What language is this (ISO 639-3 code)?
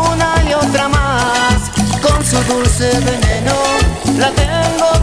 spa